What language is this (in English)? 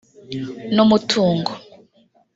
Kinyarwanda